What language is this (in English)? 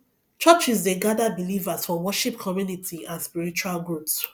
Nigerian Pidgin